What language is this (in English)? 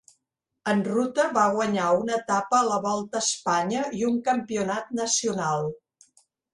Catalan